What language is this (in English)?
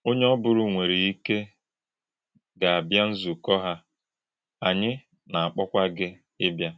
Igbo